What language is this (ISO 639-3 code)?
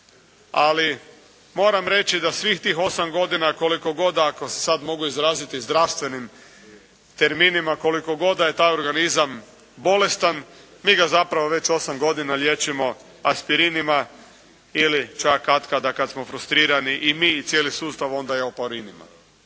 hrv